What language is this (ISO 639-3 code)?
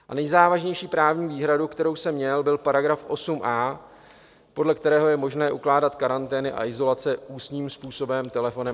ces